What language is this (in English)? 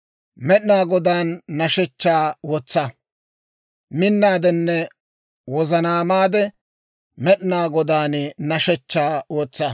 Dawro